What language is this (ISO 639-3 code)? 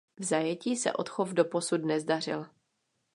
ces